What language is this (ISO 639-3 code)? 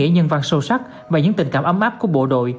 vie